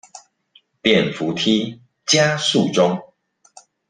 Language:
Chinese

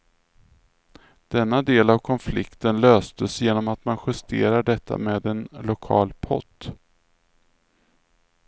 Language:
Swedish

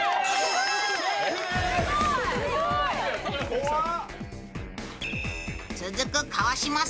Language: Japanese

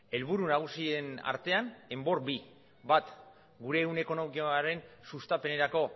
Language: Basque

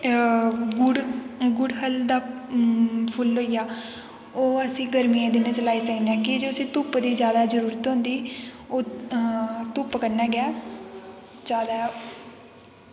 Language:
Dogri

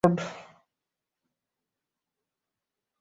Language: Bangla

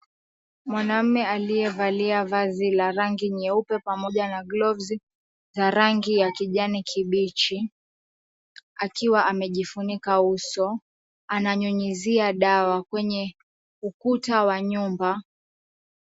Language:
Swahili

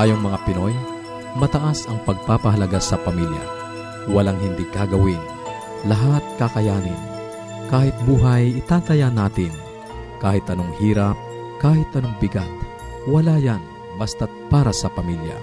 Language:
Filipino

